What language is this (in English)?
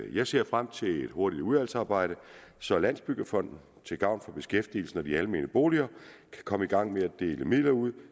Danish